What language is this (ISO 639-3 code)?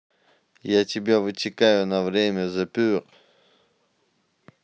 rus